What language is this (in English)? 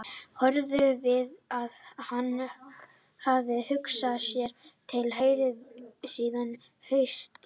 Icelandic